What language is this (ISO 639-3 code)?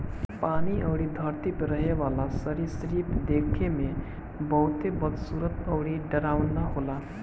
bho